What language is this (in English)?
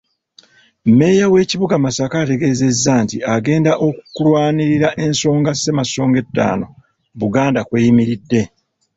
Ganda